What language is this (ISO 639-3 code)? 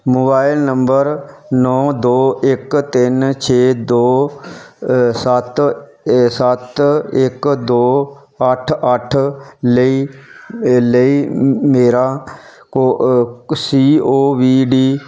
pan